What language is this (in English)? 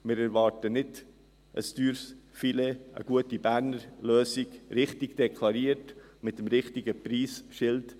Swiss German